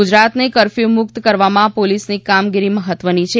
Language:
Gujarati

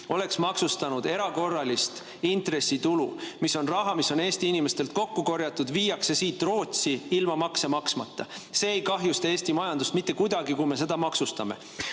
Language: Estonian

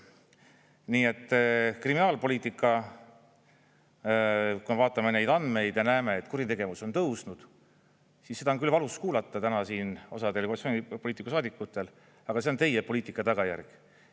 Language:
Estonian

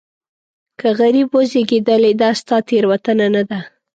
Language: Pashto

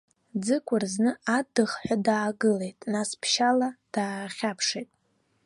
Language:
Abkhazian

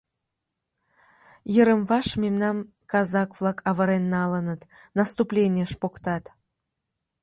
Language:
Mari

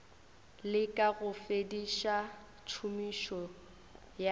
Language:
Northern Sotho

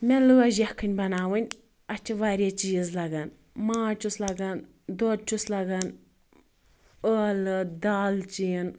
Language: Kashmiri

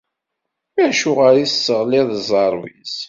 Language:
Kabyle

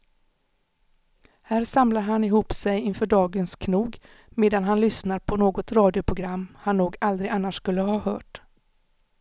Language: Swedish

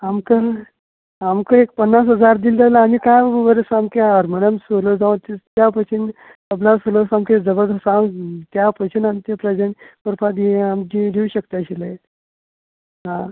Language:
Konkani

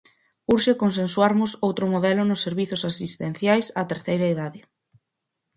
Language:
Galician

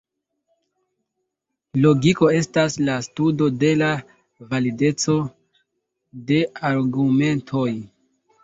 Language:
Esperanto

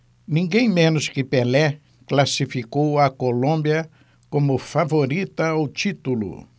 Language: Portuguese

